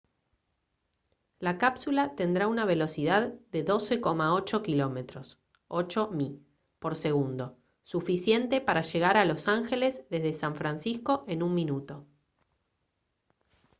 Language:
Spanish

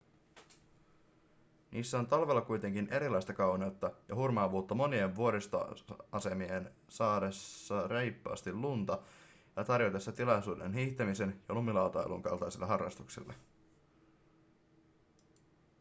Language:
Finnish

